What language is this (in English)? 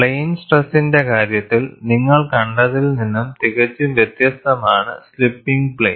Malayalam